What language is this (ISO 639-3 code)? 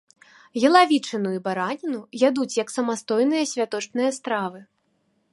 bel